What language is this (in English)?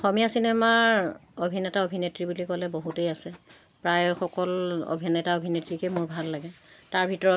Assamese